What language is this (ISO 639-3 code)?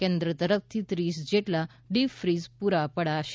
guj